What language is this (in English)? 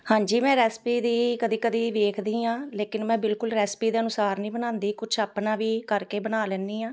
Punjabi